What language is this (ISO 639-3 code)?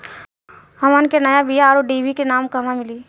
bho